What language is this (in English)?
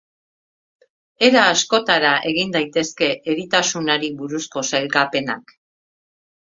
Basque